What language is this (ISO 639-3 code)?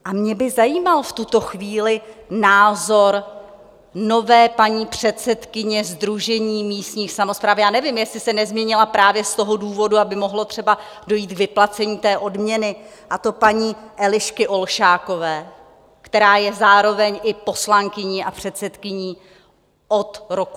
ces